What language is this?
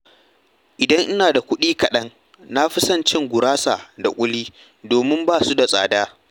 Hausa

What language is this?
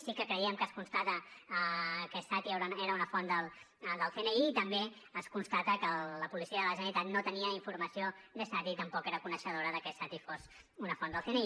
Catalan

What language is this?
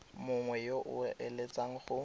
Tswana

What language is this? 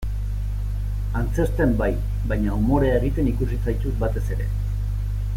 Basque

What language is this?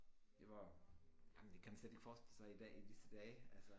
Danish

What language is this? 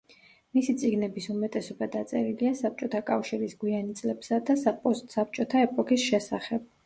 Georgian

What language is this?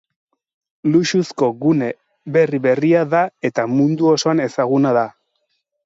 Basque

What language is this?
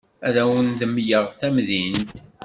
Kabyle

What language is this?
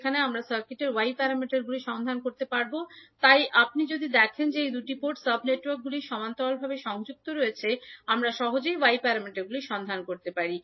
Bangla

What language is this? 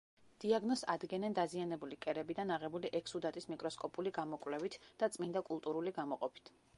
Georgian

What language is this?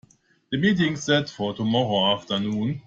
English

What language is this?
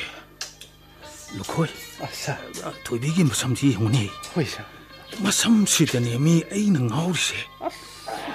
Korean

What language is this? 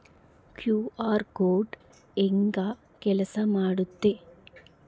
Kannada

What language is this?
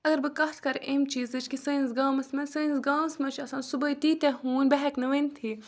Kashmiri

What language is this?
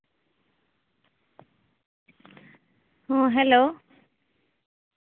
Santali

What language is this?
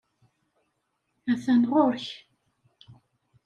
Kabyle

